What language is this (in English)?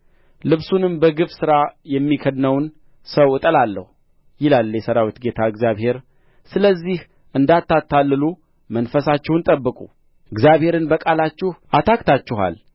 Amharic